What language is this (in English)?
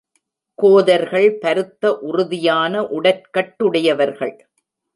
Tamil